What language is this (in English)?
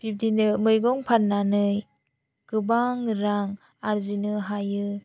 Bodo